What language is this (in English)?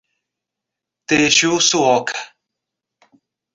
Portuguese